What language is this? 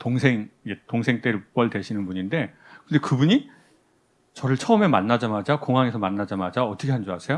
Korean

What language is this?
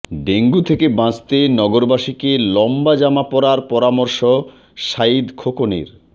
Bangla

